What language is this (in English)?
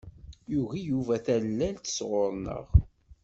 Kabyle